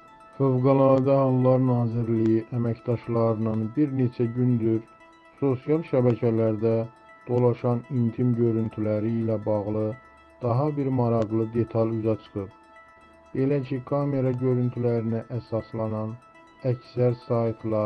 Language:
Turkish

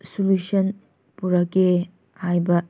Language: Manipuri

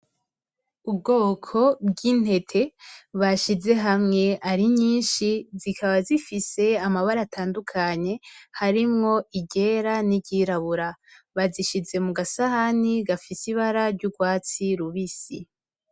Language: Rundi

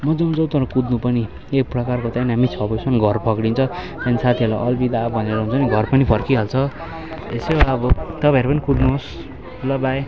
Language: Nepali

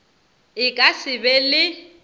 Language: Northern Sotho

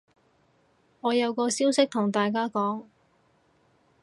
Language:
Cantonese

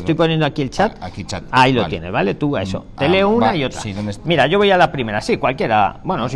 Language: Spanish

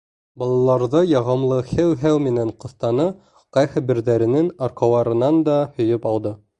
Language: Bashkir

